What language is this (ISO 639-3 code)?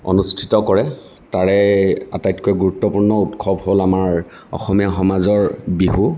asm